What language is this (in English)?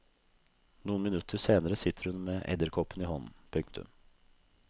Norwegian